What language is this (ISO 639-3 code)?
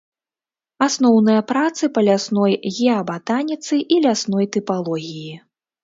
bel